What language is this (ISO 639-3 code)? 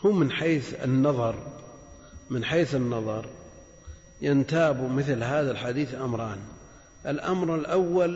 ara